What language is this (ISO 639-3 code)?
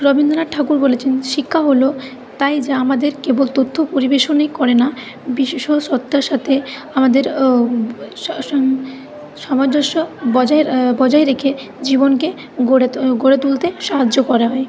ben